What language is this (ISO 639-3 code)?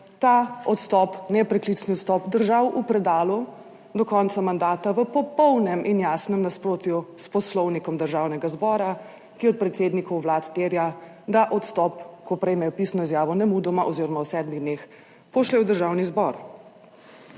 slv